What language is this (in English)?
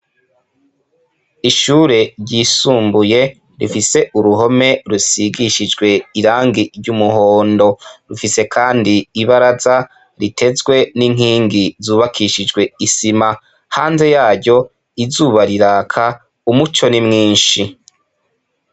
Rundi